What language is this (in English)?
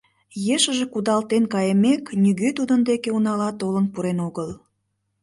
Mari